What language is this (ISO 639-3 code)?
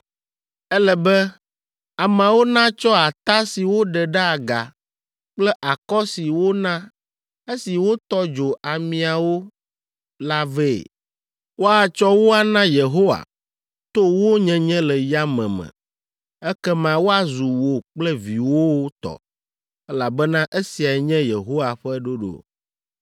ewe